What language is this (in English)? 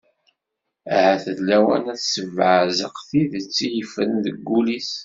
Kabyle